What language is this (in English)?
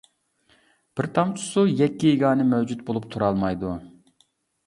Uyghur